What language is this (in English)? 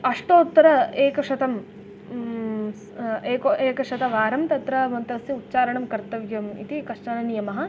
Sanskrit